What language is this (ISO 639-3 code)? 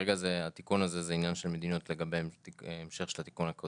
heb